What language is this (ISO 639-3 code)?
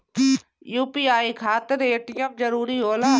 bho